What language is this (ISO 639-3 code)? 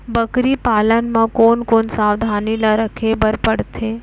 hne